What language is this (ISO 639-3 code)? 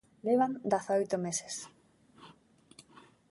glg